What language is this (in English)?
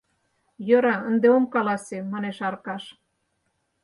Mari